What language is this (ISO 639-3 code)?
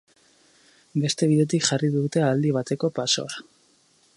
eus